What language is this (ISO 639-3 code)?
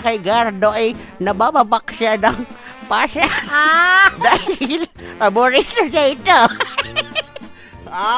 fil